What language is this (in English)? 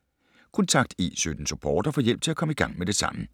Danish